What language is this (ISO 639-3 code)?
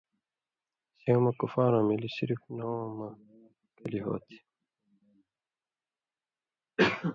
mvy